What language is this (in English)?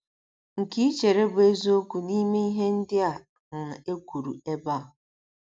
Igbo